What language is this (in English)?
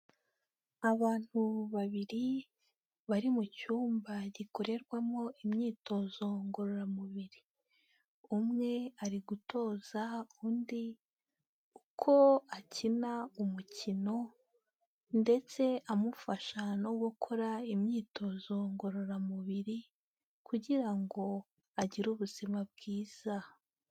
Kinyarwanda